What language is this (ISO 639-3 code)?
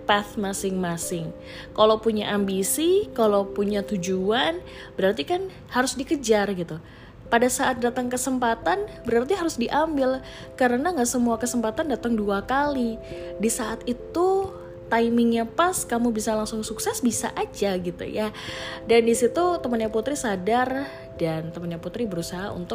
ind